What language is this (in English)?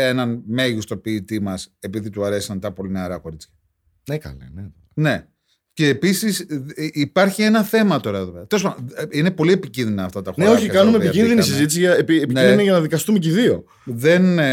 Greek